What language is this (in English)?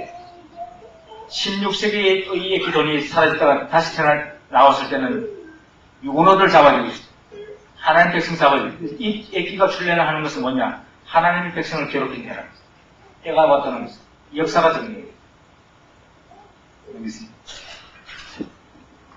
Korean